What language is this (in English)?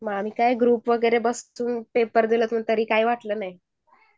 Marathi